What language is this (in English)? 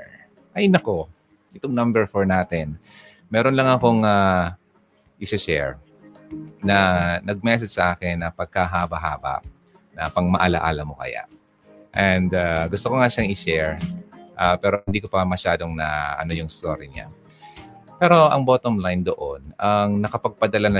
Filipino